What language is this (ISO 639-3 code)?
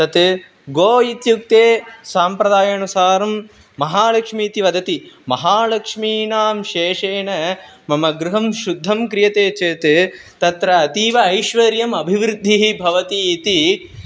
san